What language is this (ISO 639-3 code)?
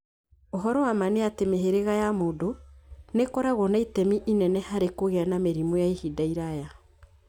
kik